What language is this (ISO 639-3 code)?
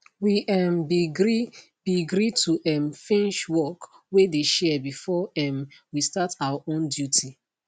pcm